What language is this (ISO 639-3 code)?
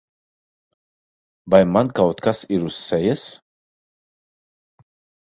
lav